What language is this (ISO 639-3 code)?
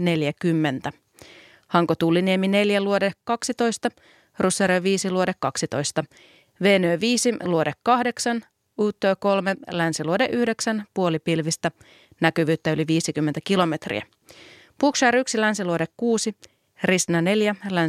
fin